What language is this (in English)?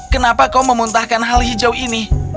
Indonesian